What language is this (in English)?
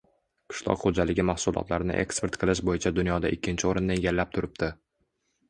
Uzbek